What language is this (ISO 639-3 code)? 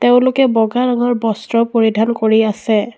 asm